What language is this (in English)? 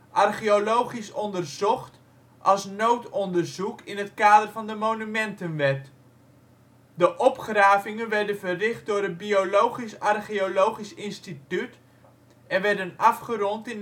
Dutch